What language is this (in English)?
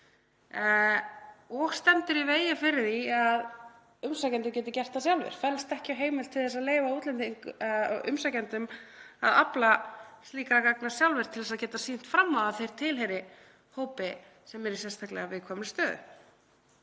Icelandic